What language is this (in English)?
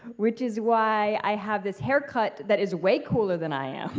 English